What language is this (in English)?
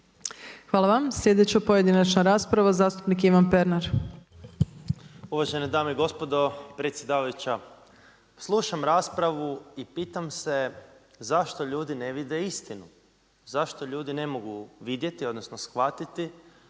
Croatian